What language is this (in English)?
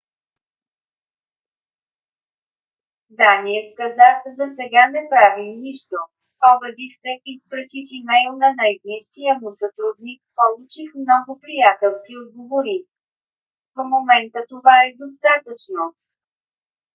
Bulgarian